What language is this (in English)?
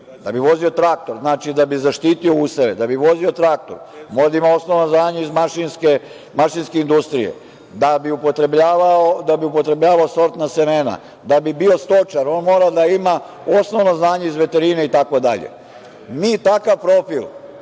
Serbian